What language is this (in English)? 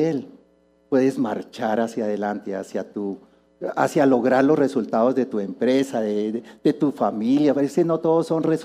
Spanish